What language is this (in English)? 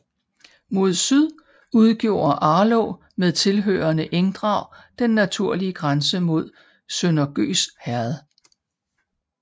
Danish